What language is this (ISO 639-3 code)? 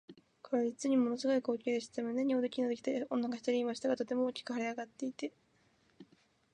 jpn